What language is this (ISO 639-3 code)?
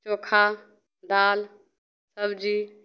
mai